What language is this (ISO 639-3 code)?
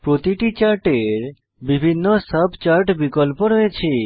ben